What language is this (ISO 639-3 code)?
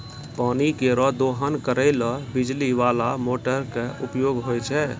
mai